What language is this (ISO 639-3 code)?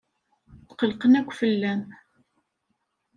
kab